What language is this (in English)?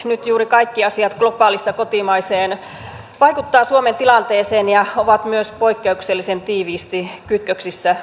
Finnish